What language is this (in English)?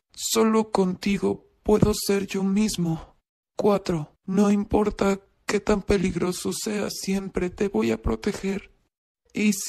Spanish